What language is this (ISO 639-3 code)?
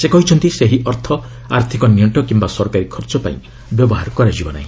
ori